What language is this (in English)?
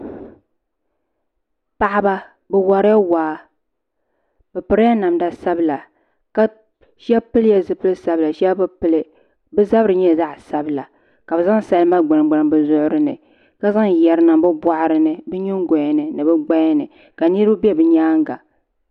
Dagbani